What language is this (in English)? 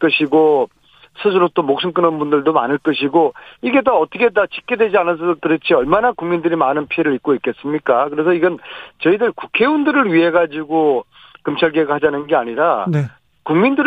Korean